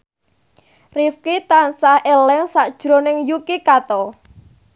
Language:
Javanese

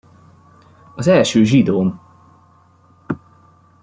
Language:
Hungarian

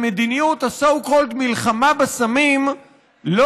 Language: Hebrew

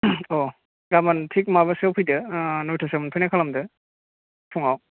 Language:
Bodo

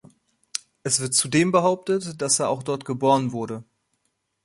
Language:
German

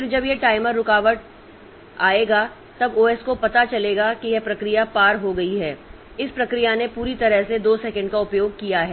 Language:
Hindi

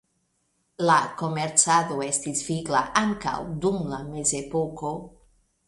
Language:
Esperanto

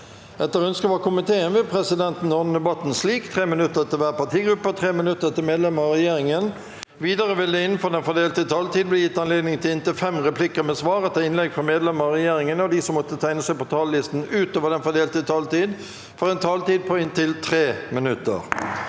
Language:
Norwegian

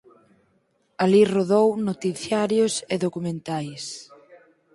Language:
Galician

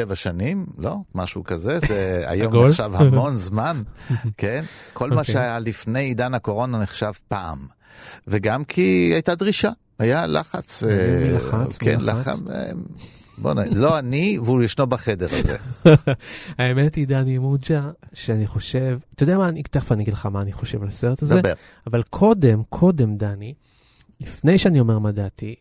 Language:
Hebrew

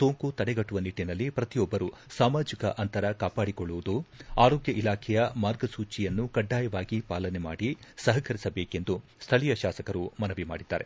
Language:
Kannada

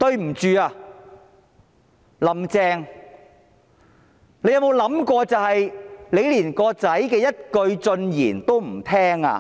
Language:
Cantonese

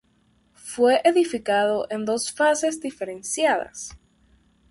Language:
Spanish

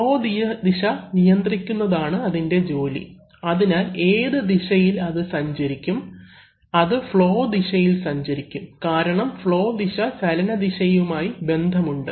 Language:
Malayalam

